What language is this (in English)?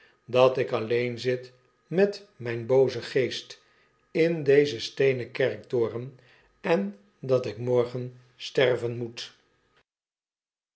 Dutch